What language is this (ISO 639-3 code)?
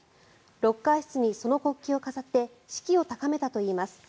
jpn